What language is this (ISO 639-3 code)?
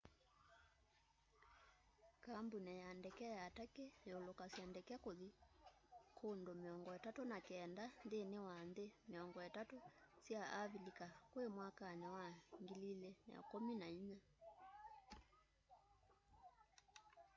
kam